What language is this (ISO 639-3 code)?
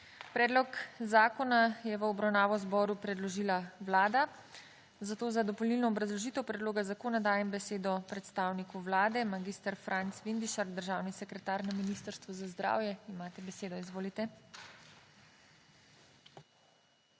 slv